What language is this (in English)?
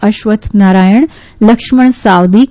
Gujarati